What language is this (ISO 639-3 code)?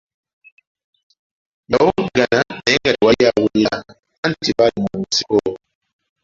lug